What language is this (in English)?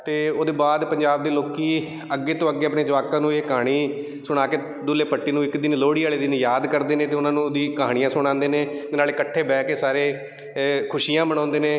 Punjabi